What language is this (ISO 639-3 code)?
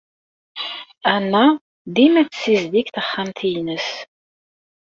kab